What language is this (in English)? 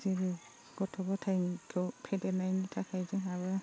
Bodo